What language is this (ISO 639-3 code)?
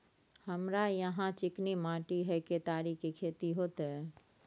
mai